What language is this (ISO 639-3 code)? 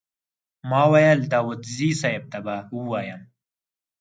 pus